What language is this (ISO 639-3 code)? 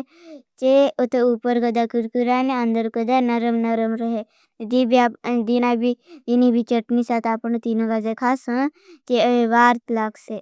bhb